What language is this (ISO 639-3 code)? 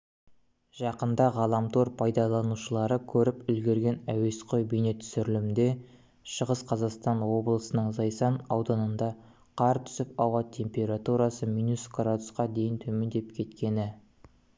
kaz